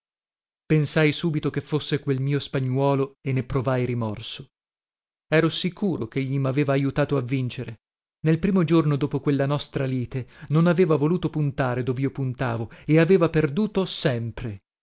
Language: Italian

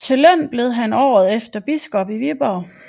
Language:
Danish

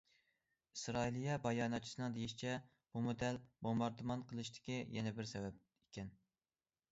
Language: Uyghur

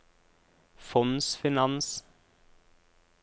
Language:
Norwegian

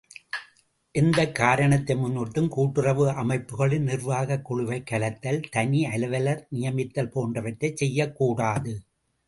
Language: Tamil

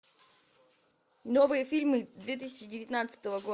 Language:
Russian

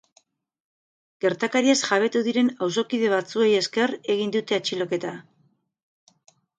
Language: Basque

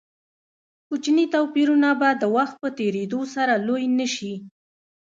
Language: Pashto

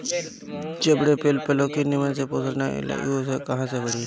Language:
Bhojpuri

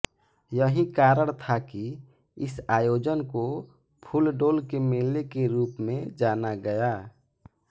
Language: Hindi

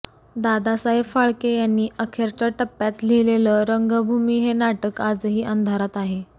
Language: Marathi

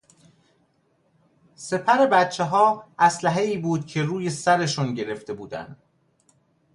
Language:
Persian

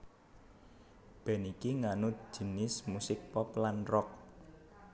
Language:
Javanese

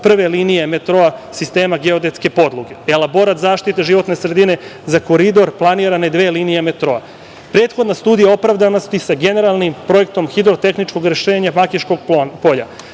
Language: Serbian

